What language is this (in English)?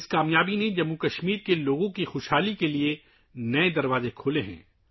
Urdu